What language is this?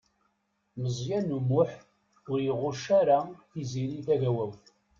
Kabyle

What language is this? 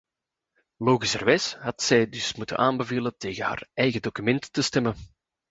Dutch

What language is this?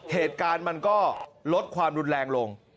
Thai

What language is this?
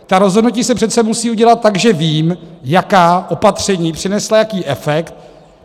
Czech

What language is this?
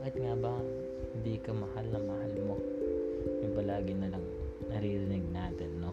Filipino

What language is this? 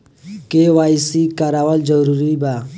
Bhojpuri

